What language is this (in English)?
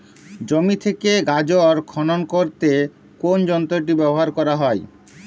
Bangla